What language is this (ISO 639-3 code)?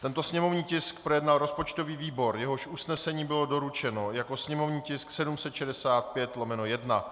ces